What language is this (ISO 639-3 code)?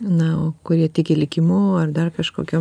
lit